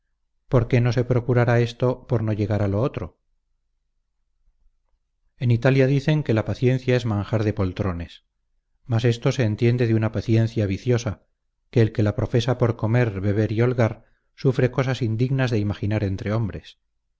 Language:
Spanish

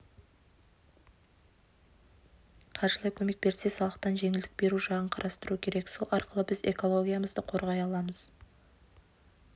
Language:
Kazakh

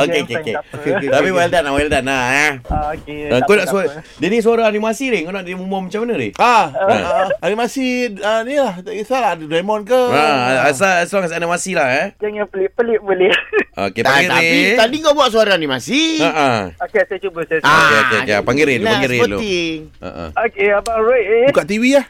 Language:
Malay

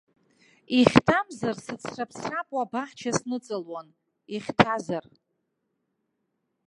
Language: Abkhazian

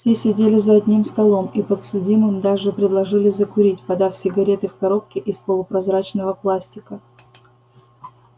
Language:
Russian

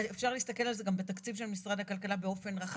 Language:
Hebrew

